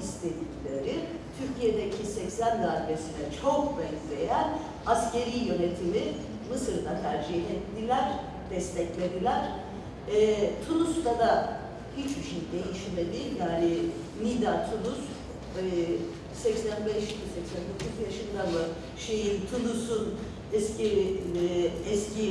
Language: Turkish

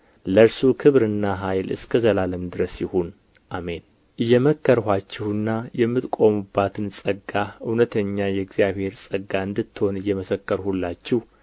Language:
Amharic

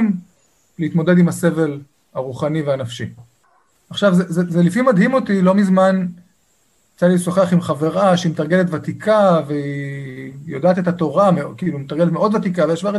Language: Hebrew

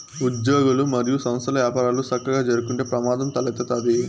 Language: Telugu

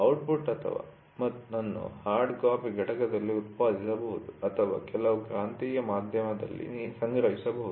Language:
Kannada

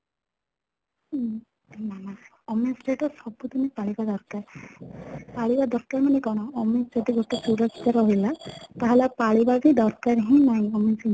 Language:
Odia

